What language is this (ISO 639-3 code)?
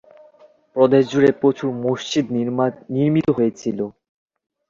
ben